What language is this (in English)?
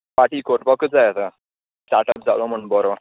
Konkani